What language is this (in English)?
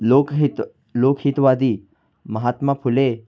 Marathi